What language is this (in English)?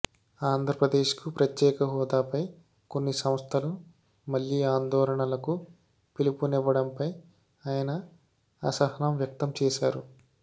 Telugu